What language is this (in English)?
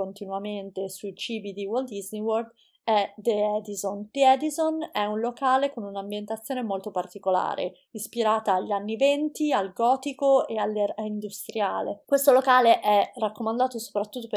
Italian